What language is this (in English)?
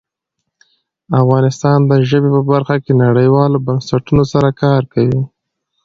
Pashto